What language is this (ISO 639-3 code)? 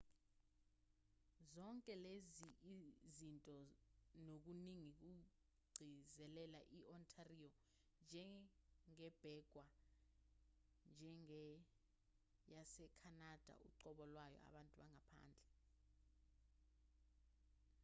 zul